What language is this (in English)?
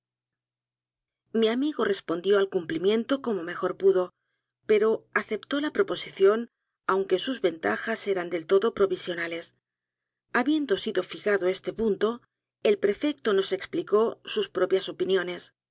Spanish